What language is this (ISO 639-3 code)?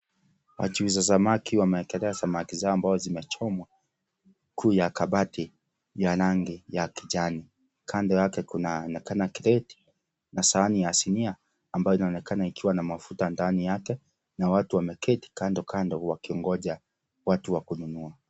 swa